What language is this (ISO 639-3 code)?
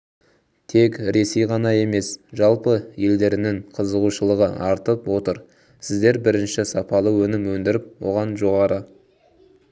kaz